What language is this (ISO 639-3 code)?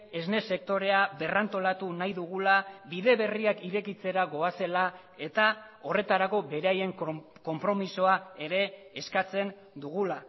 eus